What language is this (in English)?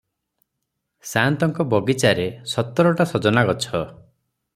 Odia